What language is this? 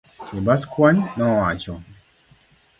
Luo (Kenya and Tanzania)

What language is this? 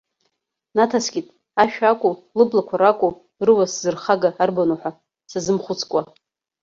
Abkhazian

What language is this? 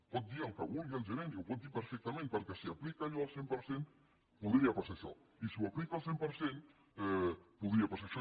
Catalan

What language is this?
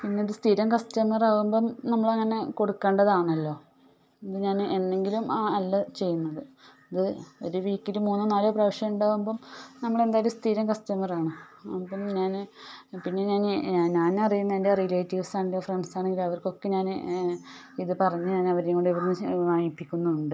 Malayalam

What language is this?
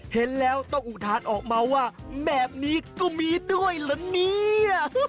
Thai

